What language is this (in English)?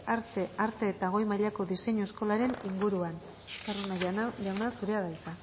Basque